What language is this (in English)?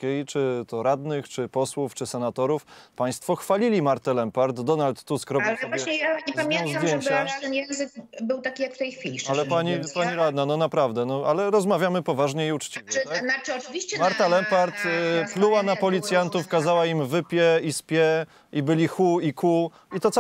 Polish